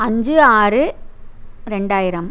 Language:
Tamil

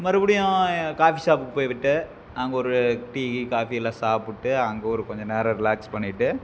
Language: Tamil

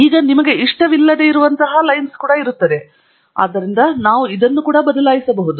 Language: Kannada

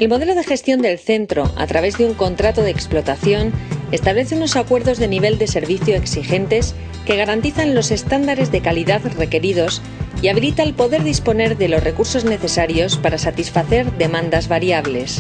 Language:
Spanish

